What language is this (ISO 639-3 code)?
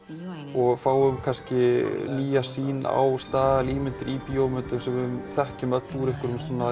isl